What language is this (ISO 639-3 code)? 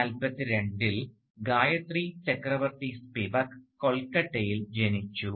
mal